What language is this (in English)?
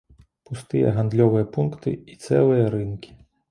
Belarusian